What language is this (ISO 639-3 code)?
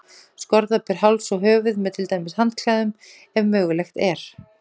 isl